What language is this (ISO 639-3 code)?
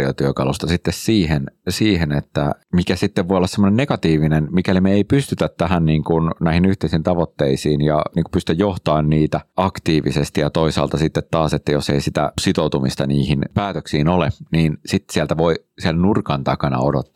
fin